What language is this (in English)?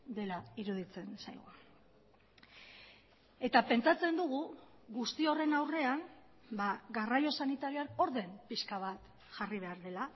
Basque